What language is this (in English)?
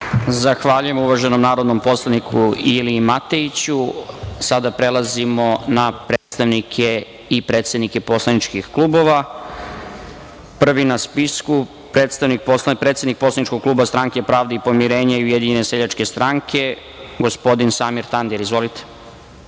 Serbian